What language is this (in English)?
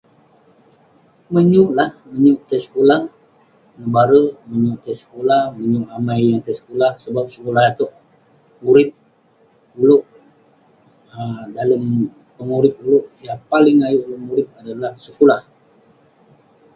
Western Penan